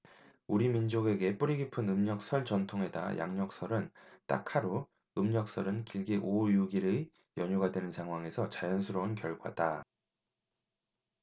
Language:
Korean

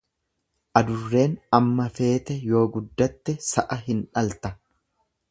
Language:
Oromo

